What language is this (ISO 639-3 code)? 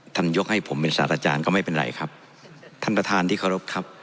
tha